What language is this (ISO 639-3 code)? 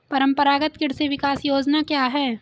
hin